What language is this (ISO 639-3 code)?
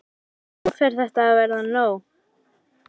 isl